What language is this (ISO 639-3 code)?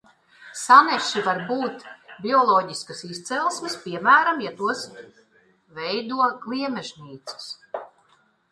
lav